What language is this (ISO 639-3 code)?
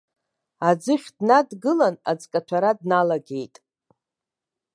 abk